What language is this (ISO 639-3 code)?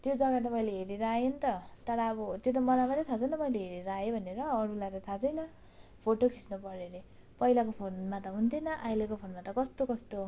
nep